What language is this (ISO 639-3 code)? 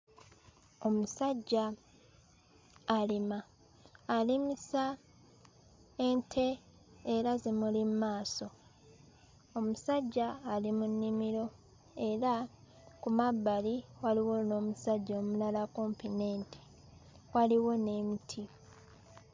lug